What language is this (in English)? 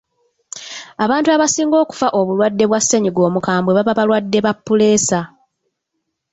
Ganda